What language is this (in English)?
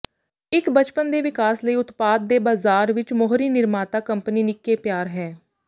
Punjabi